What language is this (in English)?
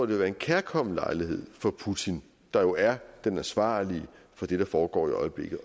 Danish